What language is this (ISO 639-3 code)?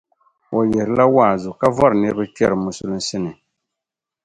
dag